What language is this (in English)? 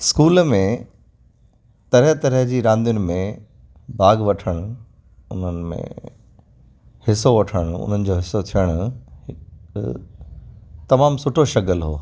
Sindhi